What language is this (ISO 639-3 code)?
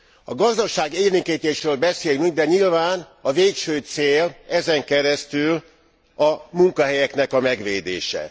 hun